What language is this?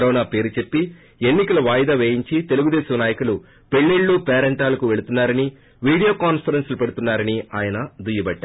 Telugu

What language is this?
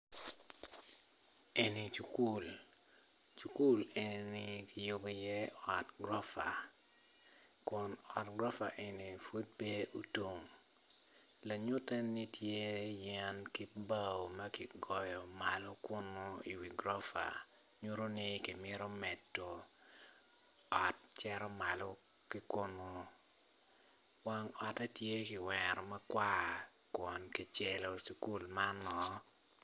Acoli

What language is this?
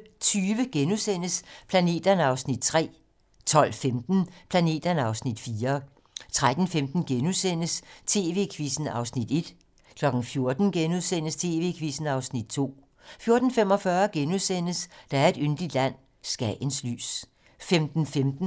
Danish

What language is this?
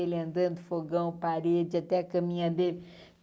Portuguese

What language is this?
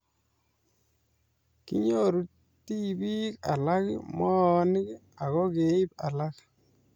Kalenjin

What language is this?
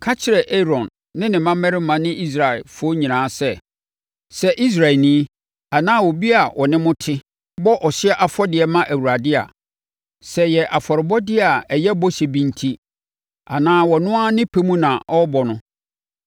Akan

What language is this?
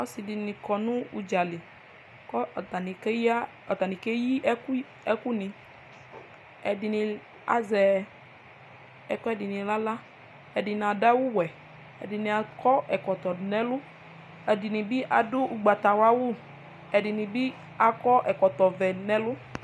Ikposo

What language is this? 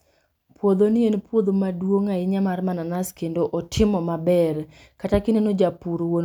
Luo (Kenya and Tanzania)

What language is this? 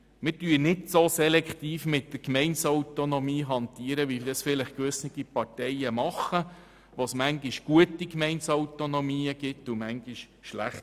Swiss German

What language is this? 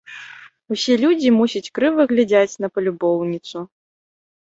Belarusian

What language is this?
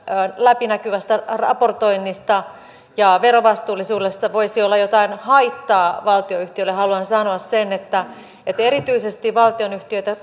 Finnish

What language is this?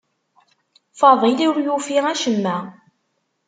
Kabyle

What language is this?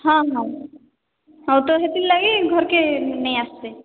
Odia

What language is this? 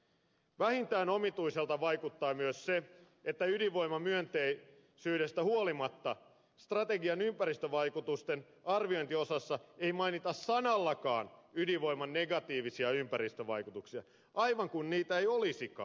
Finnish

